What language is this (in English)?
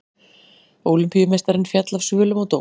Icelandic